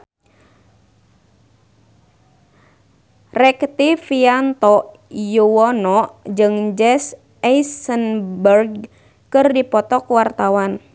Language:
Sundanese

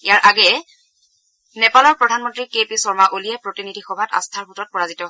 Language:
Assamese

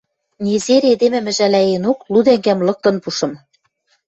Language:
Western Mari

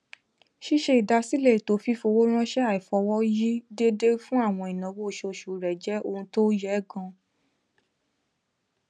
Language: Yoruba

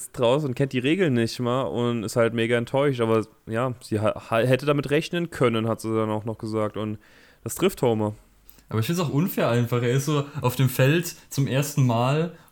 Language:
German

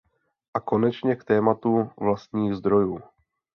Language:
Czech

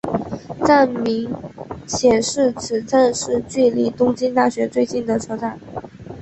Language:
Chinese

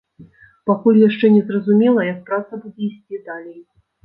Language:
Belarusian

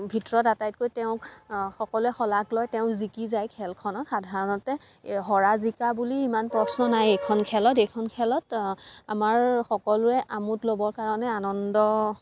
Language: Assamese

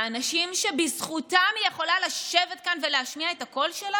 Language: Hebrew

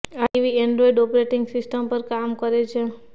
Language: Gujarati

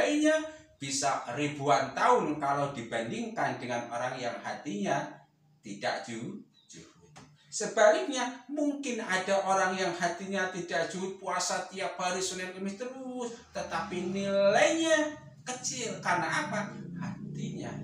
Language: Indonesian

